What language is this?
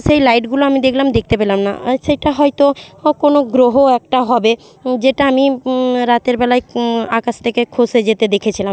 Bangla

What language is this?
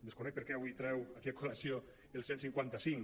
Catalan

